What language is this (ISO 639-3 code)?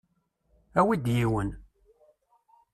kab